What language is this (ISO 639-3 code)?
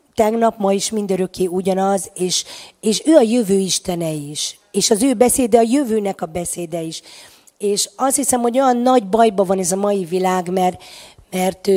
hun